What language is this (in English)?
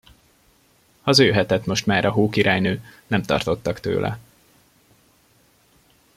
Hungarian